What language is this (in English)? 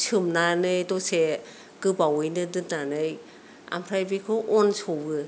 Bodo